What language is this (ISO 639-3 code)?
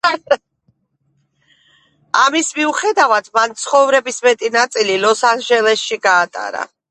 kat